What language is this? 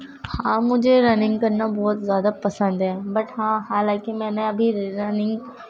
Urdu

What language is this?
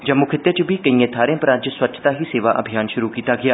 Dogri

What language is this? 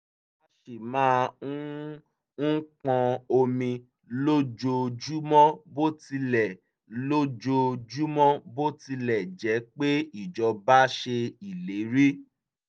Yoruba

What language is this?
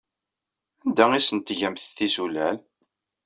Kabyle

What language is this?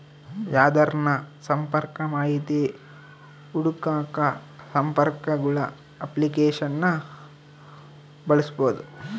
Kannada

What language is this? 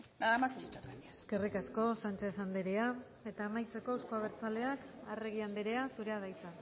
Basque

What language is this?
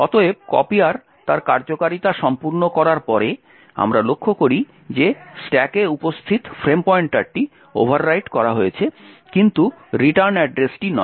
Bangla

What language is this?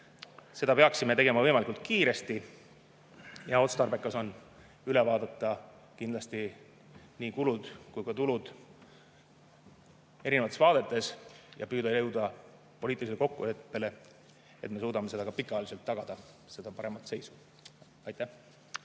Estonian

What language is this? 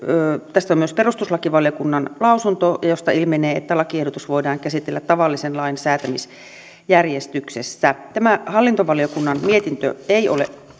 Finnish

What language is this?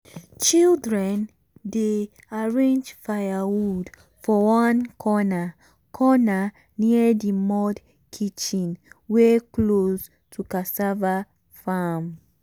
Nigerian Pidgin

